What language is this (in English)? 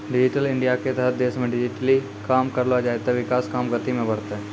Maithili